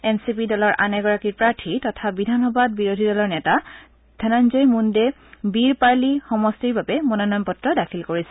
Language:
Assamese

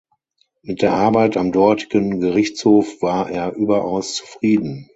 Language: German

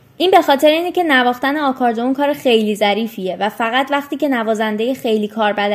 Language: Persian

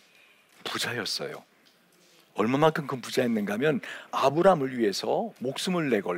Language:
Korean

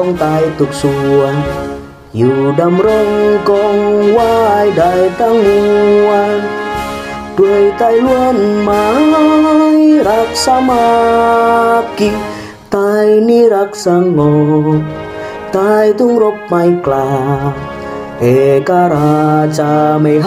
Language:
Thai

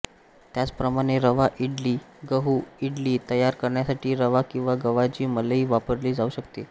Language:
Marathi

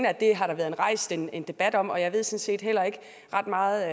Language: Danish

